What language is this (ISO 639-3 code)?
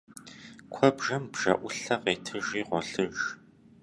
kbd